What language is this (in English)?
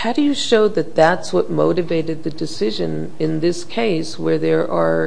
English